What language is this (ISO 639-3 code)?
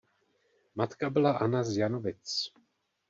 ces